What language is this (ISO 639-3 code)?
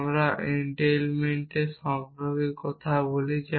ben